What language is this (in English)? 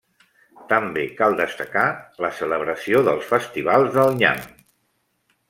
Catalan